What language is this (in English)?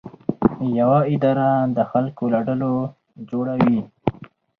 Pashto